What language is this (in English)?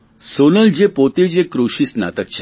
Gujarati